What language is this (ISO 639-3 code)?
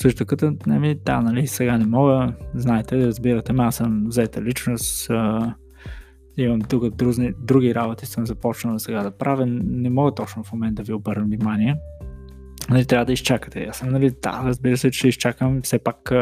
bul